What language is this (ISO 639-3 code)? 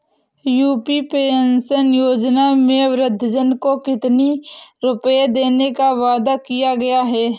hin